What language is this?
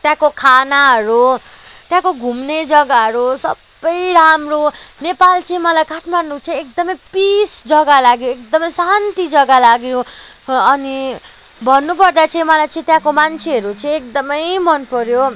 Nepali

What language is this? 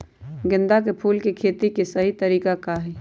Magahi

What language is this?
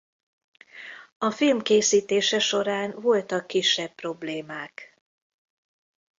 Hungarian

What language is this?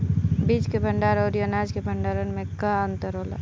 Bhojpuri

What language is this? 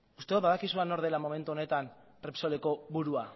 Basque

